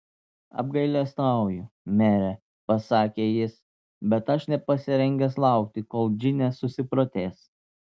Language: Lithuanian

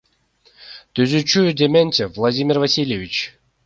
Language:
Kyrgyz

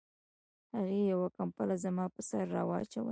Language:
Pashto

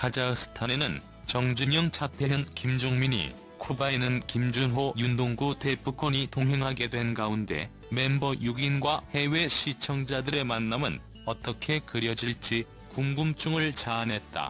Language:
Korean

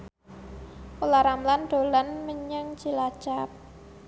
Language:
Javanese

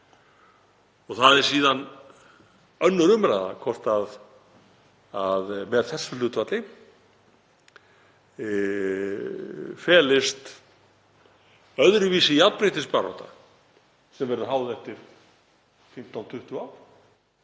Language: Icelandic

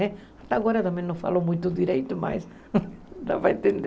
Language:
Portuguese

